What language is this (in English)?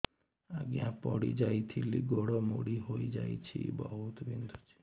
Odia